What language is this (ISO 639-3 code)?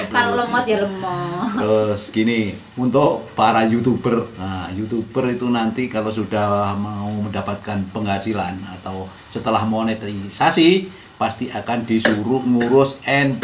ind